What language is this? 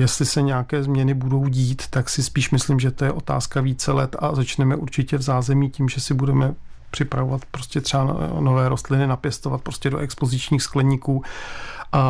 Czech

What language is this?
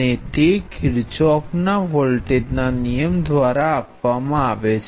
Gujarati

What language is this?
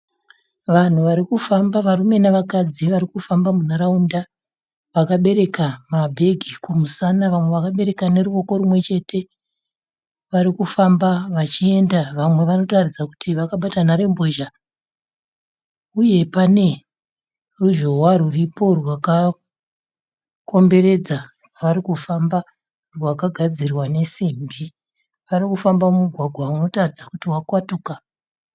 Shona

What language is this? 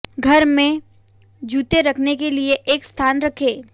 Hindi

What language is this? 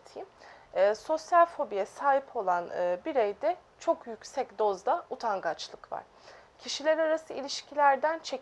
Turkish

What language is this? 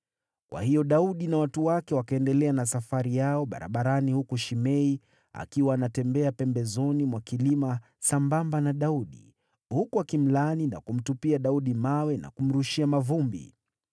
Swahili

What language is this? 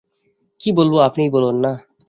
Bangla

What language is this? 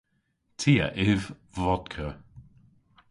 Cornish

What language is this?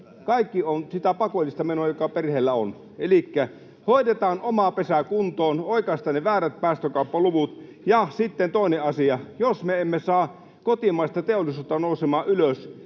Finnish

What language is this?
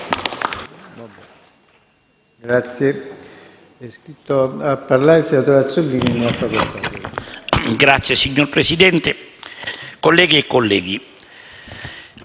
Italian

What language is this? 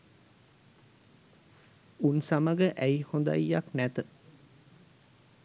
Sinhala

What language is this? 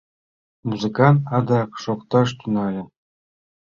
Mari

